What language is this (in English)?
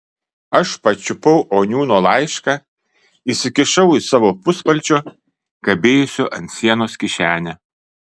Lithuanian